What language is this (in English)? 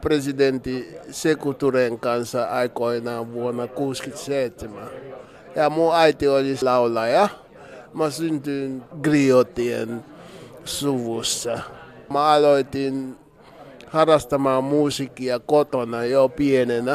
Finnish